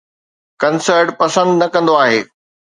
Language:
Sindhi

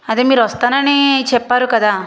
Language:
Telugu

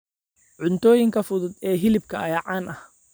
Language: Somali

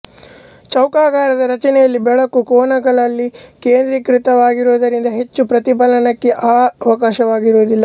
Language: Kannada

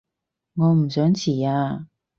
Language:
Cantonese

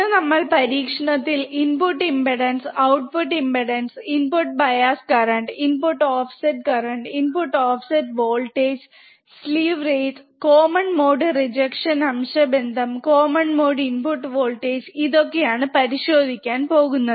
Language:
Malayalam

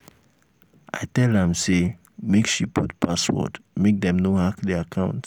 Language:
Nigerian Pidgin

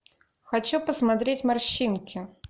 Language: Russian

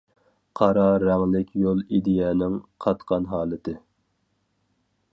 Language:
Uyghur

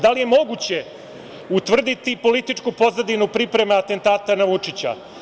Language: Serbian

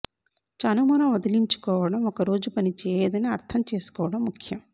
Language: Telugu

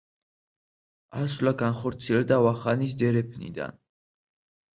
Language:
Georgian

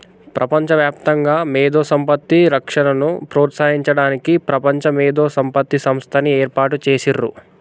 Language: Telugu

